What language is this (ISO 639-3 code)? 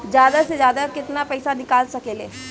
bho